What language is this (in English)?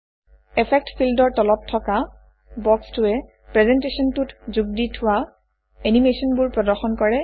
Assamese